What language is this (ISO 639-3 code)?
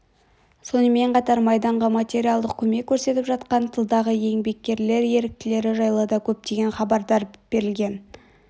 kaz